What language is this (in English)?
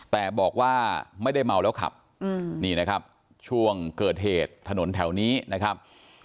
Thai